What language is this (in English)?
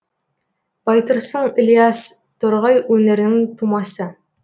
Kazakh